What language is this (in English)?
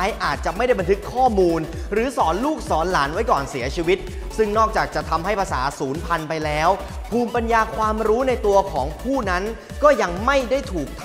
Thai